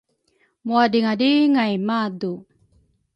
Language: Rukai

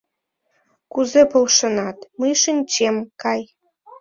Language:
Mari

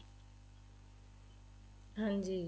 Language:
Punjabi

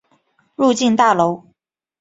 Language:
Chinese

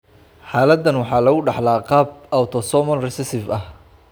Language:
Somali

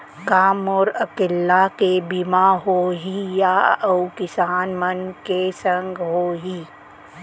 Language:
Chhattisgarhi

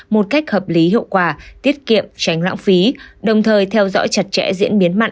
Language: Vietnamese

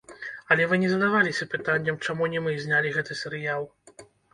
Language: Belarusian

